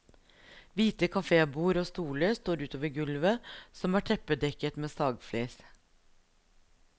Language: Norwegian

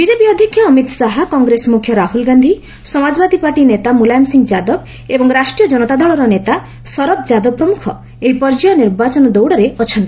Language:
Odia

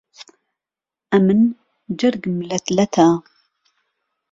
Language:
Central Kurdish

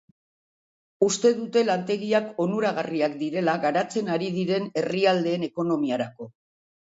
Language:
Basque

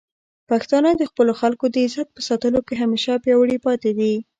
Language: Pashto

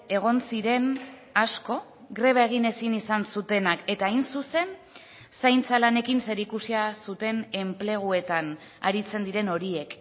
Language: Basque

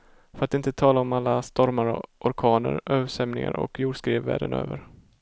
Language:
Swedish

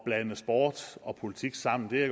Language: Danish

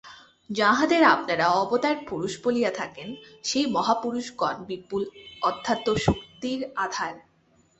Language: Bangla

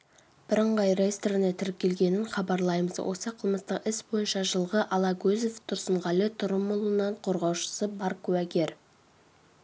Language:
Kazakh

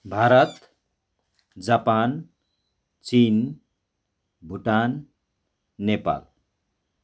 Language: Nepali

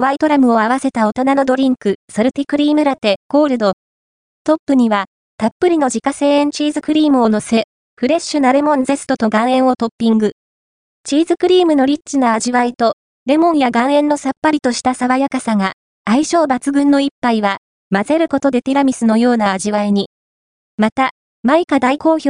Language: Japanese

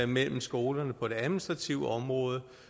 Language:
Danish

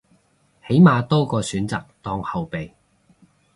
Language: Cantonese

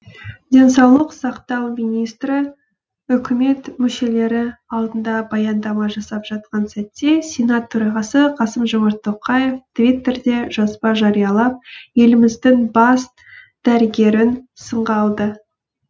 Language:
Kazakh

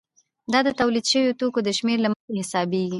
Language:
Pashto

